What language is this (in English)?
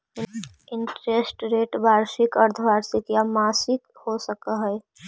Magahi